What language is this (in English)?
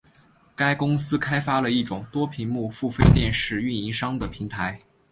Chinese